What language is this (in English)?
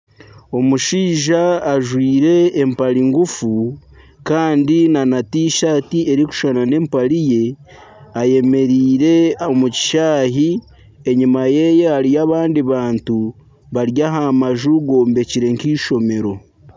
Nyankole